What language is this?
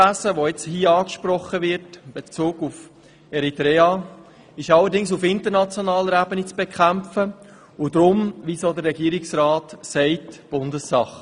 Swiss German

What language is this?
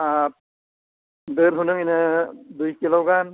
Santali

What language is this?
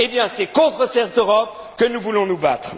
French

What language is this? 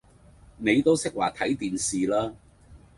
Cantonese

